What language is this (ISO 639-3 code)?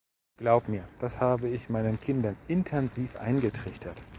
deu